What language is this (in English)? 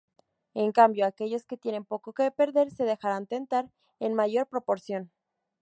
Spanish